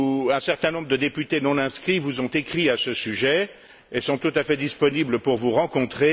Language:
French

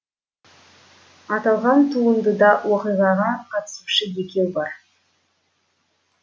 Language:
Kazakh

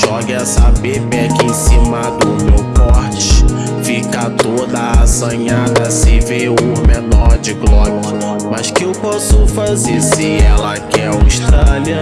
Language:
Portuguese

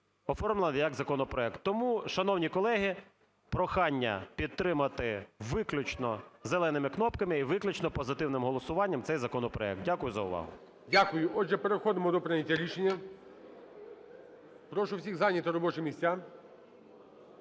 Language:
Ukrainian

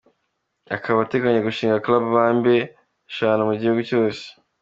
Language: Kinyarwanda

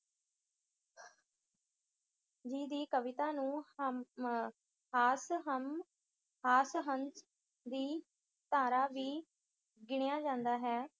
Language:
Punjabi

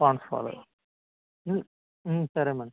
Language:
Telugu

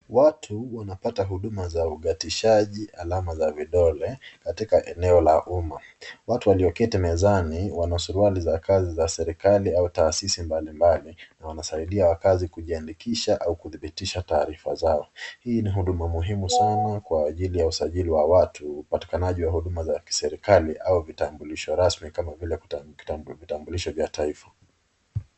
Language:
Swahili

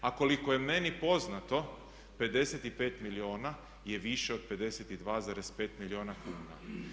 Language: Croatian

